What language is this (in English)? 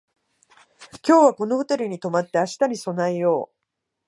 Japanese